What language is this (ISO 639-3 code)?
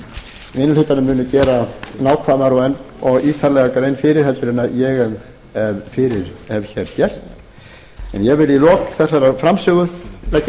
isl